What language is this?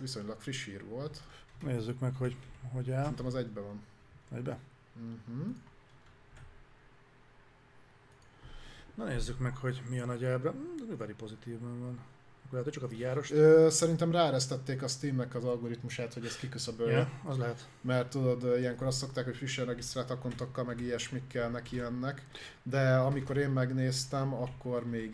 Hungarian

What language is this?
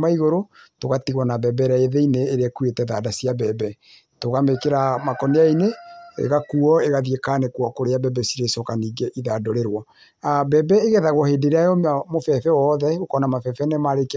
Kikuyu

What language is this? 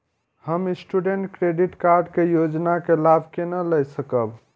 Maithili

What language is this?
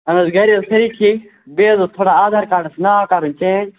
Kashmiri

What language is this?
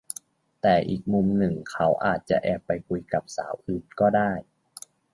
Thai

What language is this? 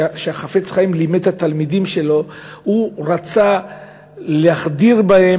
Hebrew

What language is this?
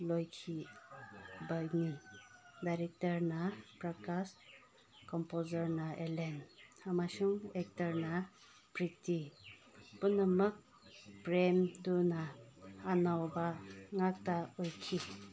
Manipuri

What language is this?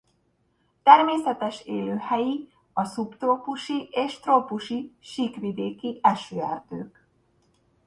Hungarian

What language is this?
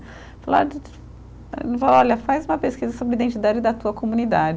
Portuguese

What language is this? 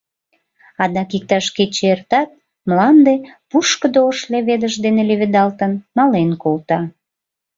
Mari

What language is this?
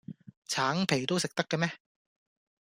Cantonese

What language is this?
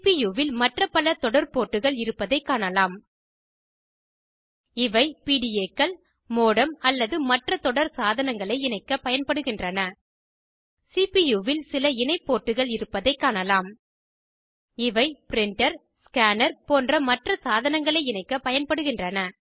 Tamil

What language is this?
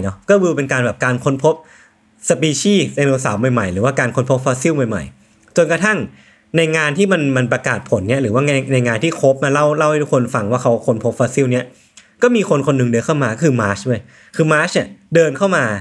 Thai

